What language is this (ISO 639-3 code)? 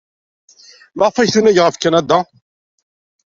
kab